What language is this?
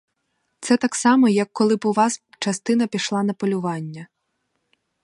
Ukrainian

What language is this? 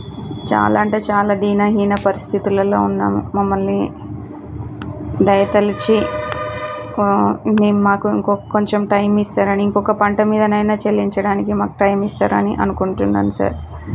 Telugu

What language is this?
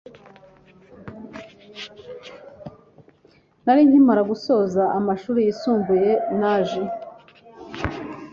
Kinyarwanda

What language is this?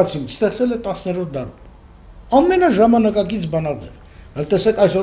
Turkish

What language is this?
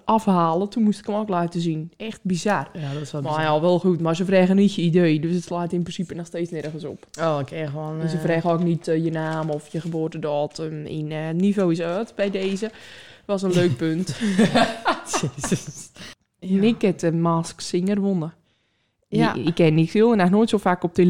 Dutch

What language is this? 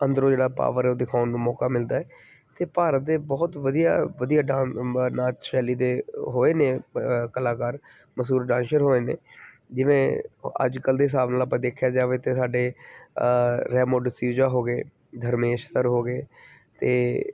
Punjabi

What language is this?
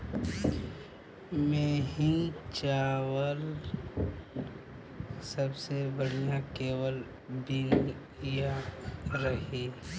Bhojpuri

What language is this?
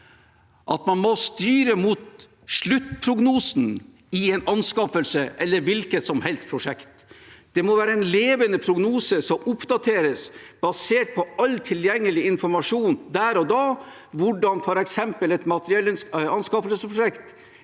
Norwegian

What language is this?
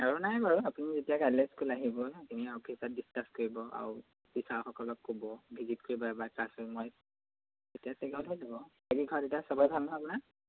Assamese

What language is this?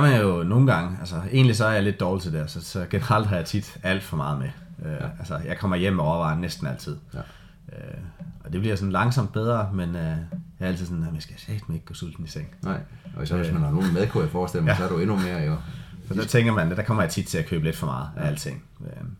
Danish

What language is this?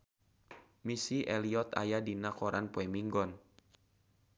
Sundanese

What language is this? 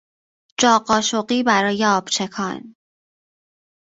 Persian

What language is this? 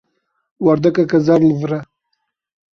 Kurdish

